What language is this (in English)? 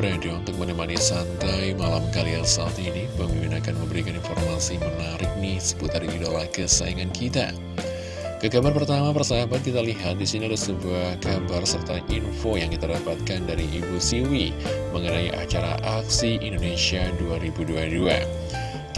Indonesian